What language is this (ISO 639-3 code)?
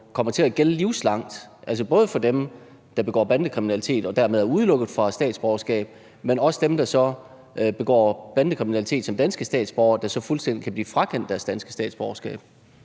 dan